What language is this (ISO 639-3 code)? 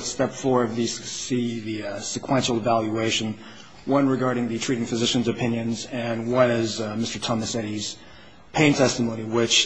eng